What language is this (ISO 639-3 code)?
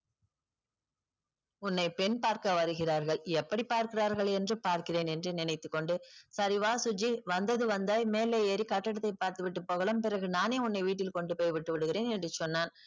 tam